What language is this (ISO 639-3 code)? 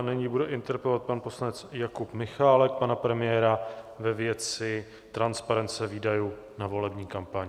ces